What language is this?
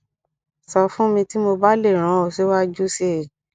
Yoruba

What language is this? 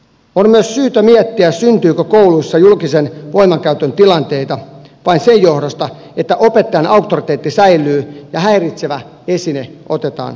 Finnish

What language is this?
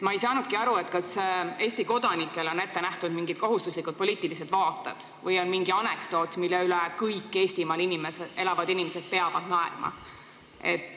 Estonian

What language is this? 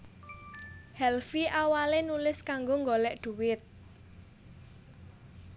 Javanese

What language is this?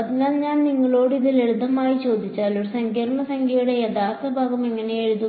Malayalam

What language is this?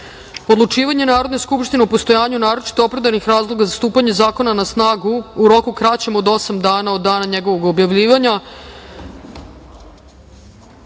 Serbian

